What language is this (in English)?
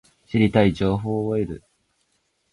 Japanese